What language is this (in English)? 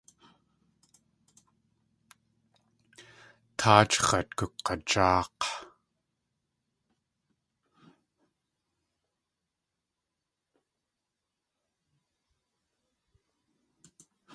Tlingit